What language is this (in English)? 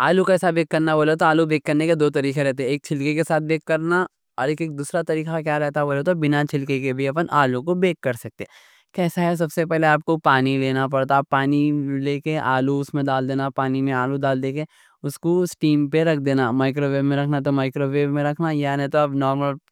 Deccan